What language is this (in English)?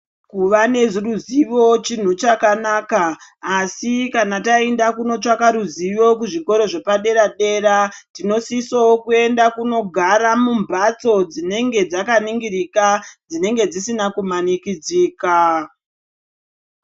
Ndau